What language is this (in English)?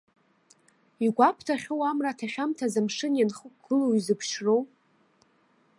Abkhazian